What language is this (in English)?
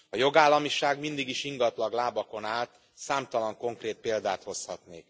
Hungarian